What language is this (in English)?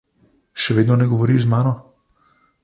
Slovenian